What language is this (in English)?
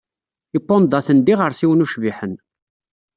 Kabyle